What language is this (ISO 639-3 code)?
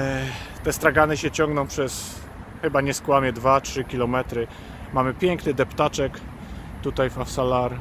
pol